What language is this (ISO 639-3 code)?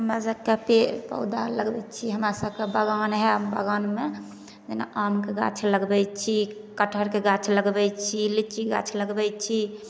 mai